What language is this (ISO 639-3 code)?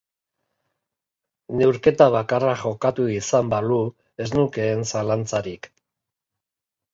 eus